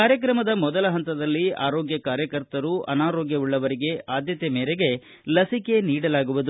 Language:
Kannada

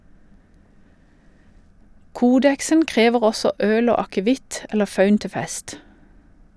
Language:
Norwegian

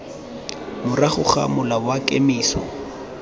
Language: Tswana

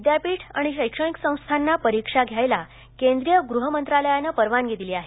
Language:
Marathi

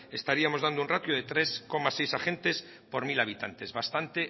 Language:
Spanish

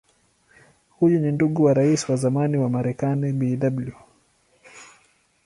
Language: Swahili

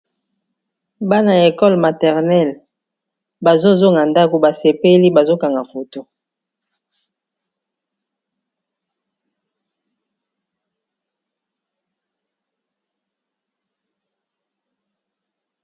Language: Lingala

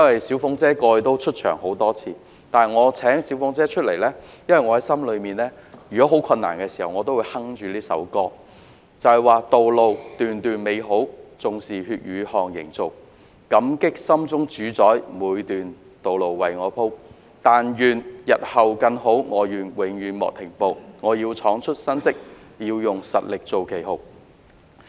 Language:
Cantonese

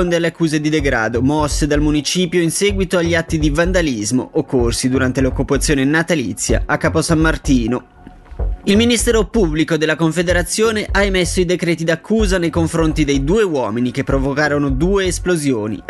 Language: Italian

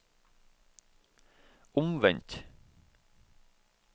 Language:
Norwegian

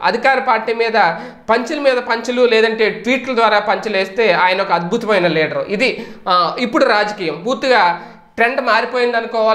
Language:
Indonesian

